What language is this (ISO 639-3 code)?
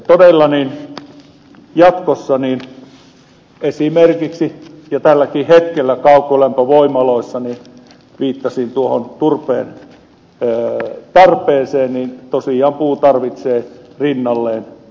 fin